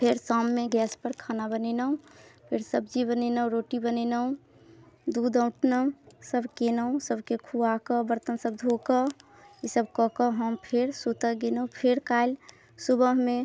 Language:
Maithili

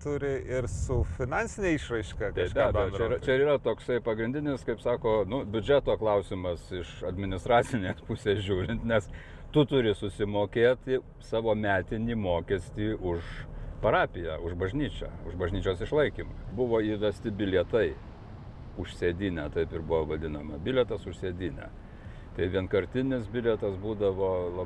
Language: Lithuanian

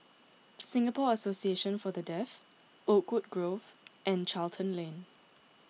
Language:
English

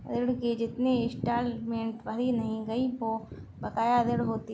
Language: Hindi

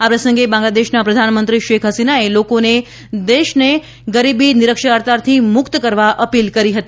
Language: Gujarati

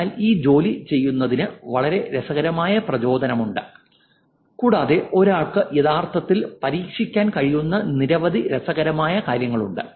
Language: Malayalam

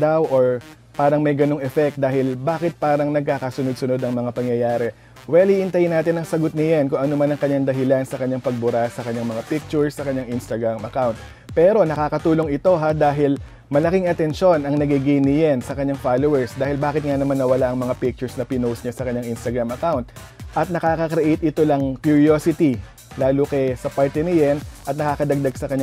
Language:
Filipino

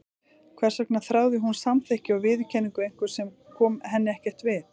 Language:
Icelandic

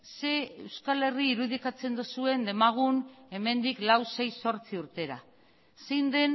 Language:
Basque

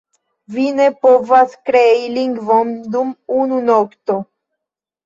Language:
Esperanto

